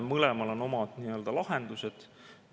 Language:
Estonian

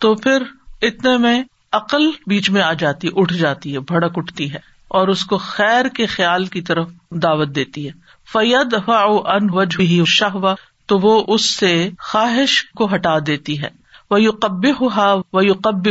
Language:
Urdu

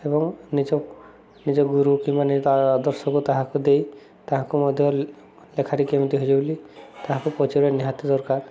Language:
Odia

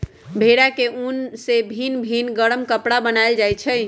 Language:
Magahi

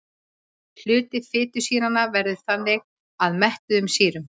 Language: Icelandic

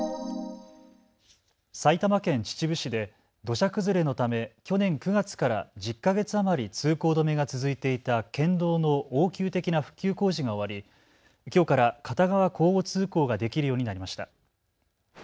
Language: Japanese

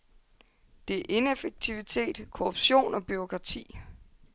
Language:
Danish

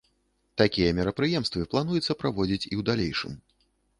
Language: Belarusian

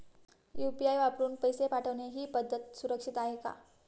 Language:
Marathi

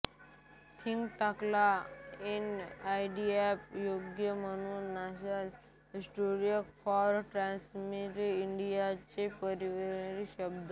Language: Marathi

